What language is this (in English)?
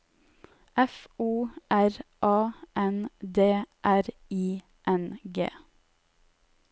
Norwegian